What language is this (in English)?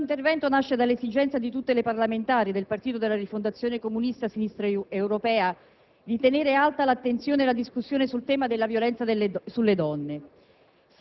Italian